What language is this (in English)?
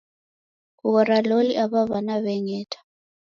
Taita